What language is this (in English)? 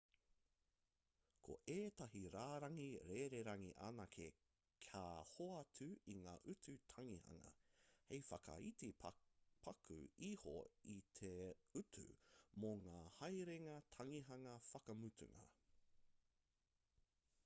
Māori